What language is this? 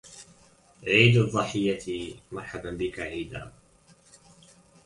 Arabic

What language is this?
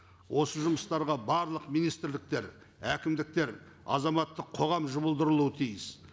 Kazakh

